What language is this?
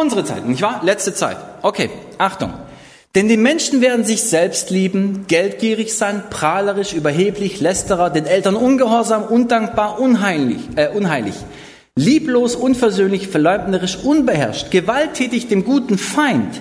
German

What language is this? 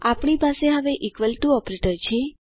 Gujarati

